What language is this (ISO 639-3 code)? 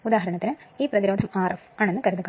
mal